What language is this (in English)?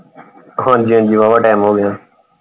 Punjabi